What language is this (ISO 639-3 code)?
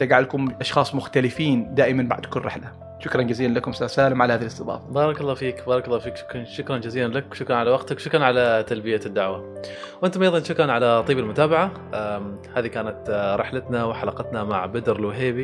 ara